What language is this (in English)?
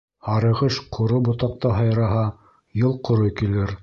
Bashkir